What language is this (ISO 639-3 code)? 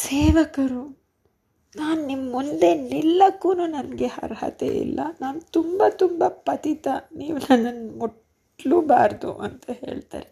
kan